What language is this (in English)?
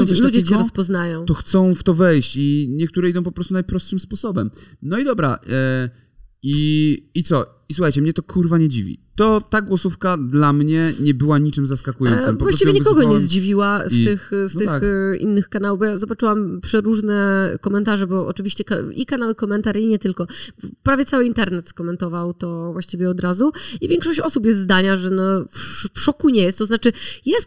Polish